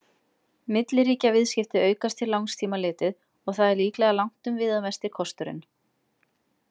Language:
Icelandic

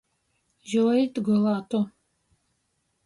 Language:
Latgalian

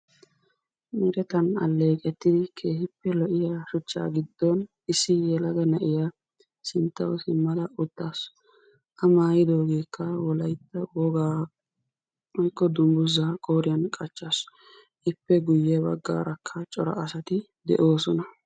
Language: Wolaytta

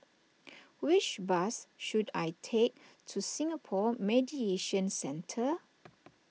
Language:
English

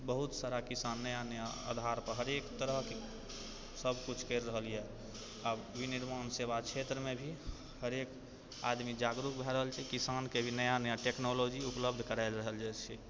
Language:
Maithili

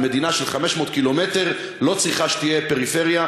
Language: Hebrew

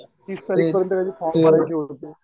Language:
Marathi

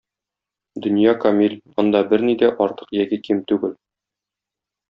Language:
Tatar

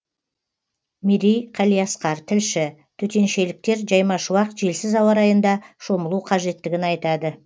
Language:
Kazakh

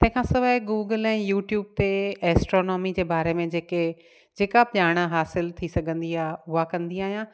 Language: Sindhi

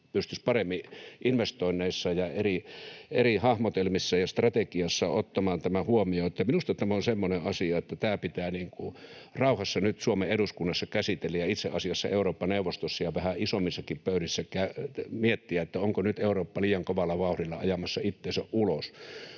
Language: Finnish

